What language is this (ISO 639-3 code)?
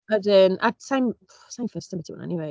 cym